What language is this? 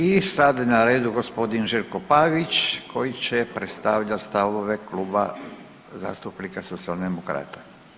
Croatian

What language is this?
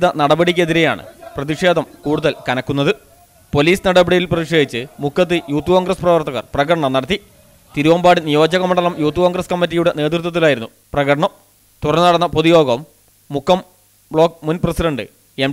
Malayalam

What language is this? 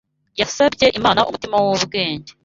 Kinyarwanda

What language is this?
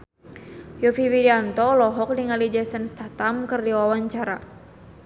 Sundanese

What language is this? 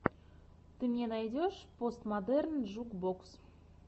Russian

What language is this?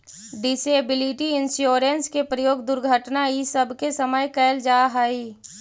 Magahi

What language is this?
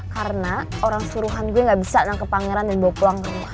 Indonesian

